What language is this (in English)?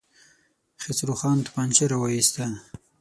Pashto